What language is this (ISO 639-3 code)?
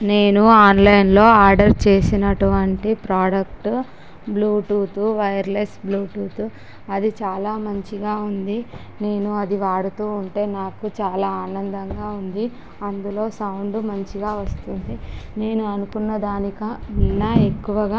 tel